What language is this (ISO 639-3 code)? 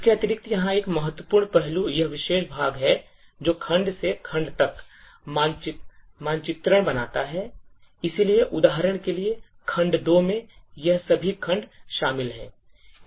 hin